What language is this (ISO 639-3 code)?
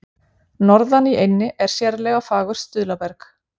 isl